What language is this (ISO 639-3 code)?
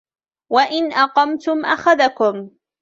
ara